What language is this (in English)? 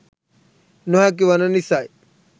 Sinhala